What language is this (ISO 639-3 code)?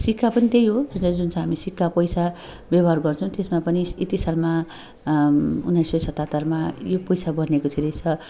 nep